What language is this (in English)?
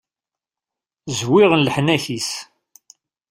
Kabyle